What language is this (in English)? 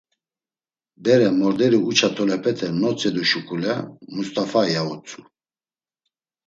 Laz